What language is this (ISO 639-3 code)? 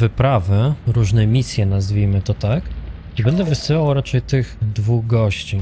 pol